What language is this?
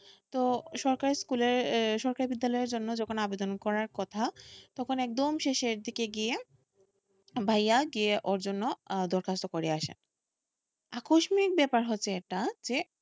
Bangla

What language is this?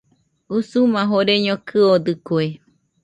Nüpode Huitoto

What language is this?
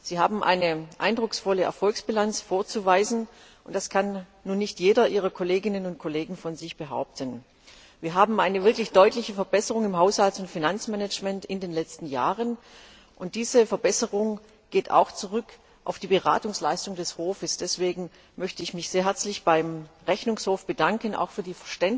German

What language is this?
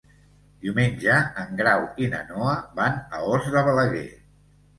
Catalan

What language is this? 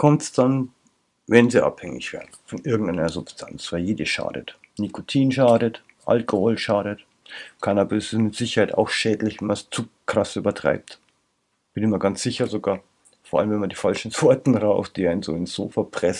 German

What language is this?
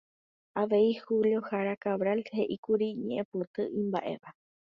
Guarani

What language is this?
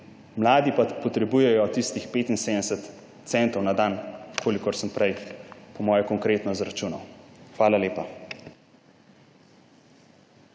Slovenian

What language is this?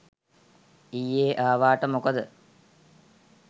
Sinhala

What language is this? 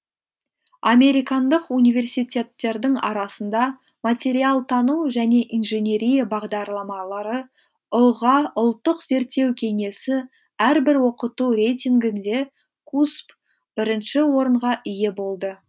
Kazakh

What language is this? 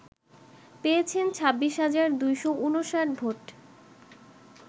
Bangla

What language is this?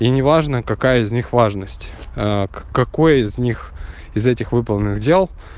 Russian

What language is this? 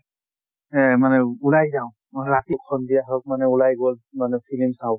Assamese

